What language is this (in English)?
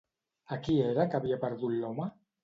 Catalan